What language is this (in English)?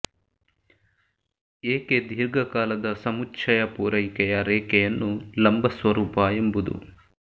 Kannada